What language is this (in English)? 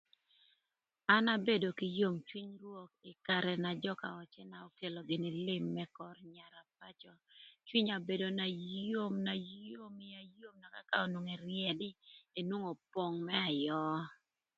Thur